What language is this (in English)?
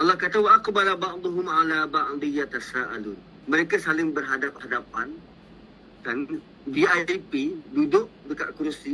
Malay